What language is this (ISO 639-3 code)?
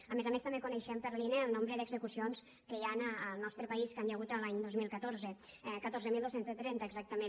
cat